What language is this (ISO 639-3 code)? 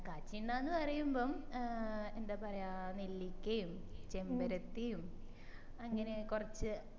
mal